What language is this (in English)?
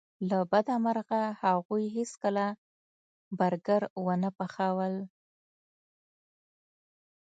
Pashto